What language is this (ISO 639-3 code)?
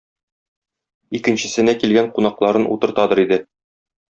tat